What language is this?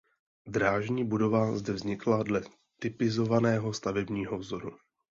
Czech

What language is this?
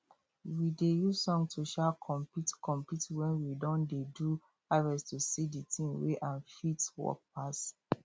Nigerian Pidgin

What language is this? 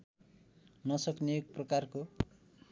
Nepali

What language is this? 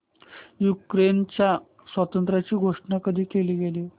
Marathi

